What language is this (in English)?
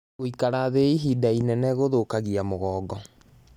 Kikuyu